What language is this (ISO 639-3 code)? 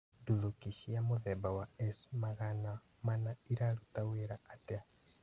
kik